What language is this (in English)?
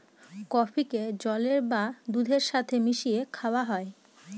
Bangla